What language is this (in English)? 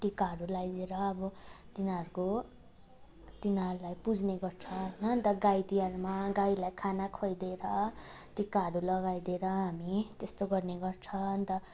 Nepali